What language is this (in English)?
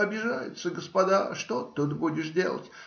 Russian